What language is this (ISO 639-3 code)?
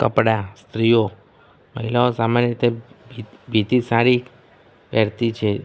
guj